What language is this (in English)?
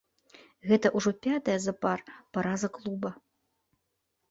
Belarusian